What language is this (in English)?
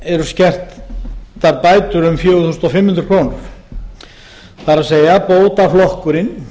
Icelandic